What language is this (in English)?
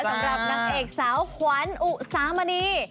Thai